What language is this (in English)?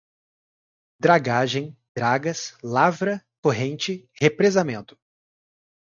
Portuguese